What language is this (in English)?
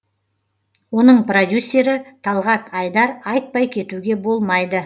Kazakh